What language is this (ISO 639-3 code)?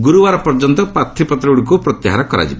ori